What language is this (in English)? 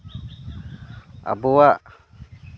Santali